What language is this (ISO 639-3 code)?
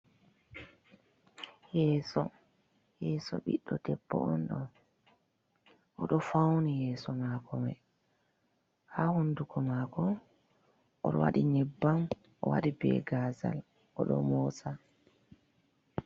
ful